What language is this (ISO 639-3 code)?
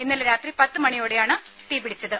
mal